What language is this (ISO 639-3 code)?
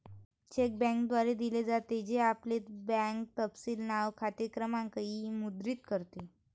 mar